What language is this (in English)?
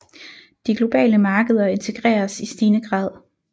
Danish